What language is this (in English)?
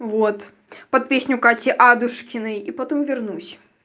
Russian